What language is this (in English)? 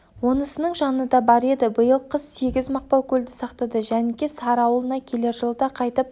Kazakh